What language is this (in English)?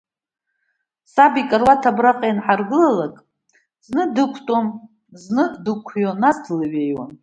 Abkhazian